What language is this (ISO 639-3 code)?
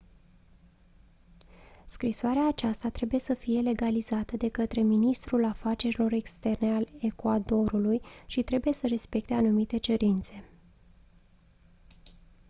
ron